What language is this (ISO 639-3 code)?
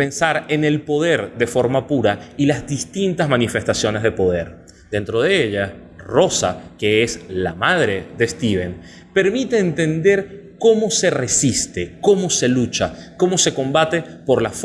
spa